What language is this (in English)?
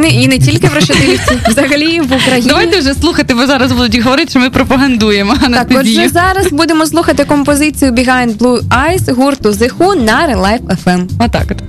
Ukrainian